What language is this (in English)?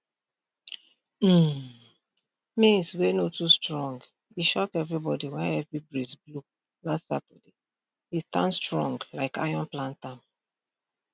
Nigerian Pidgin